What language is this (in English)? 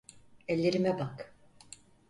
Turkish